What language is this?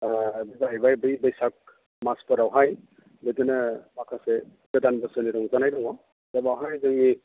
Bodo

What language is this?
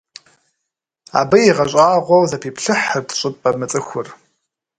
Kabardian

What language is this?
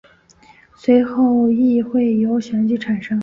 Chinese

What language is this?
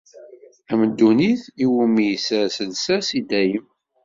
Kabyle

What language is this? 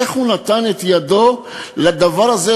Hebrew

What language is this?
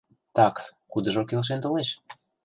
Mari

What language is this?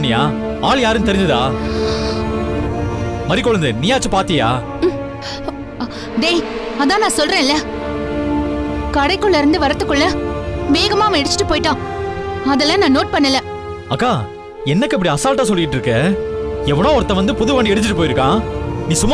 Tamil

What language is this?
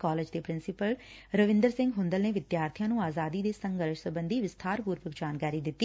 Punjabi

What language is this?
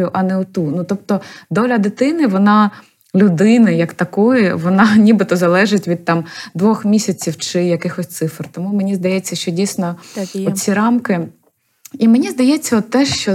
Ukrainian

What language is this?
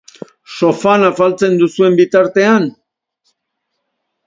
Basque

